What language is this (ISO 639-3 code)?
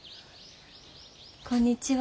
jpn